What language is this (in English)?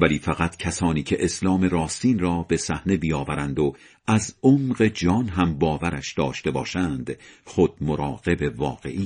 Persian